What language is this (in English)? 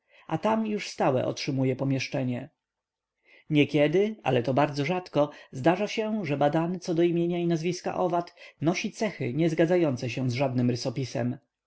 Polish